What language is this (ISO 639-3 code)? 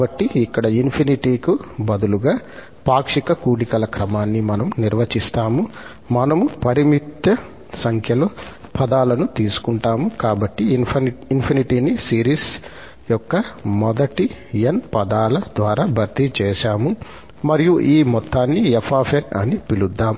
tel